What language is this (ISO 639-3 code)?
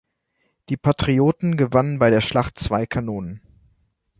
deu